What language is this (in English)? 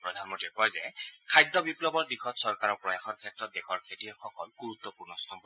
Assamese